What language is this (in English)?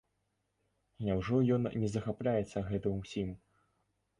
Belarusian